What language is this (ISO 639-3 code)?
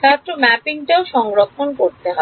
ben